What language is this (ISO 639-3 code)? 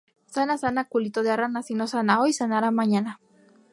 spa